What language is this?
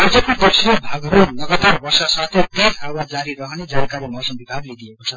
Nepali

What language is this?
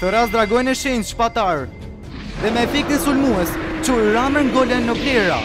Romanian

